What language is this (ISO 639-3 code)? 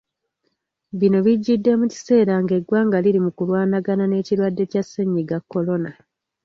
lug